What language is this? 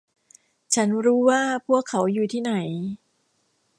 Thai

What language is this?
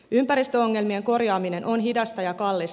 Finnish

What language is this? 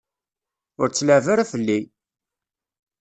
Kabyle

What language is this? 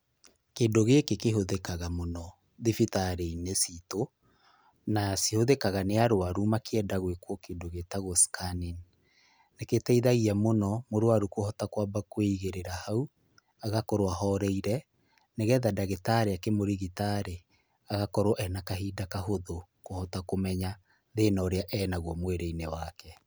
Kikuyu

